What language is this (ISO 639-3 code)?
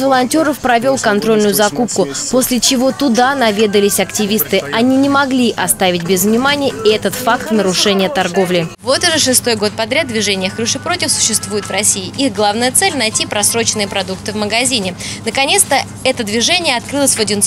rus